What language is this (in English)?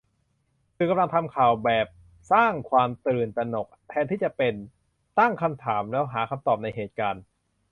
Thai